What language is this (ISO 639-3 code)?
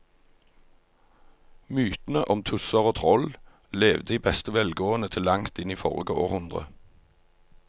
nor